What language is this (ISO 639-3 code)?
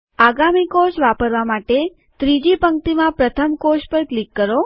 guj